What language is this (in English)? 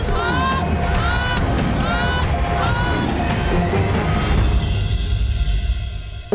Thai